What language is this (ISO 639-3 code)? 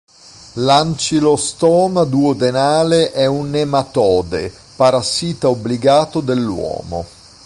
ita